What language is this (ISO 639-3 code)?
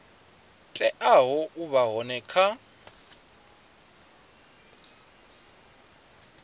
ven